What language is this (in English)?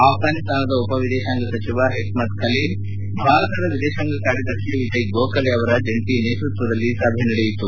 Kannada